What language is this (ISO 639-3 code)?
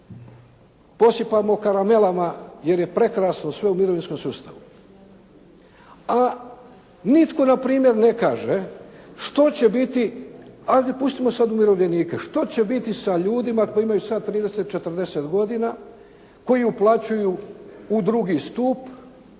hrv